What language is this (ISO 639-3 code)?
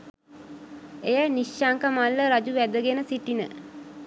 sin